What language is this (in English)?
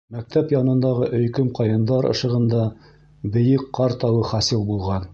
Bashkir